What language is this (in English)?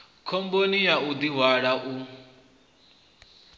Venda